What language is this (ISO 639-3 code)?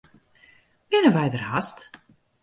fry